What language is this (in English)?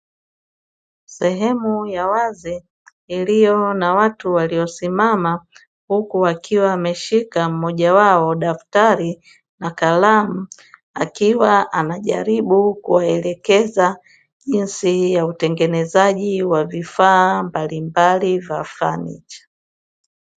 Swahili